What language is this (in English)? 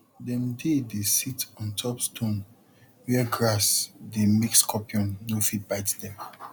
Nigerian Pidgin